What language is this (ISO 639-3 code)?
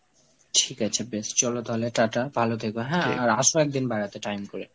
ben